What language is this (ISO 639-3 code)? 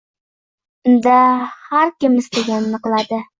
uzb